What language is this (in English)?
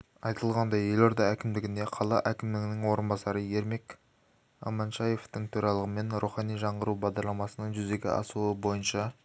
Kazakh